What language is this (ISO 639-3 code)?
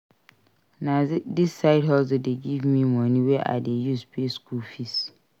pcm